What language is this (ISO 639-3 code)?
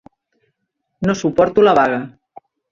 cat